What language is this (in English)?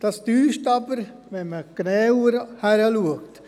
Swiss German